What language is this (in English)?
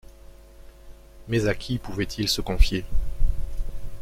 French